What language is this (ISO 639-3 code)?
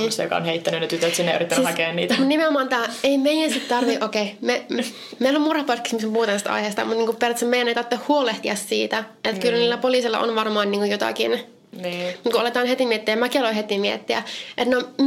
fin